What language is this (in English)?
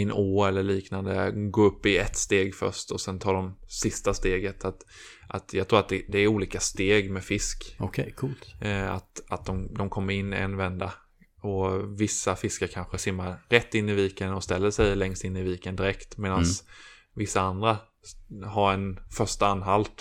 Swedish